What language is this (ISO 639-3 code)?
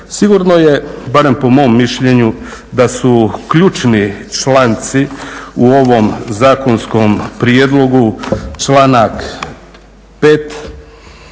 hrv